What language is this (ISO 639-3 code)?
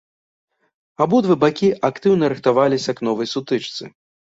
bel